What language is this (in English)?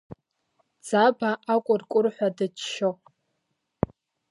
Abkhazian